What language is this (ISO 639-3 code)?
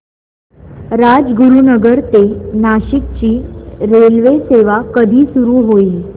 mar